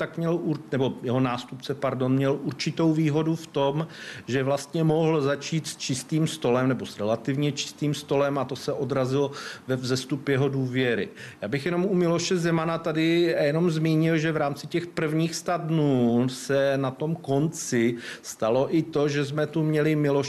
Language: Czech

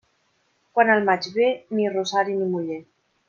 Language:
Catalan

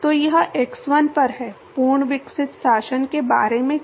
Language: Hindi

